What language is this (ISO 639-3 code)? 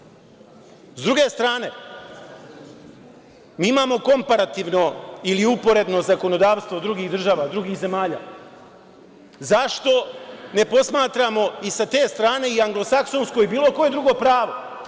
srp